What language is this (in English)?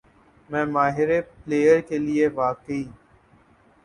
Urdu